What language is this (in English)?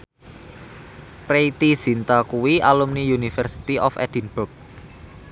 Javanese